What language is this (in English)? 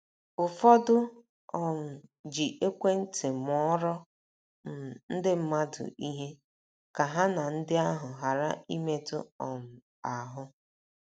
Igbo